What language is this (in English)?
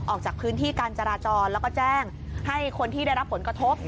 Thai